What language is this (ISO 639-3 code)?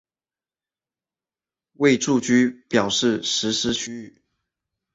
zho